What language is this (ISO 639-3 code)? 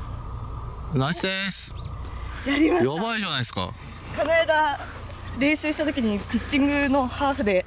jpn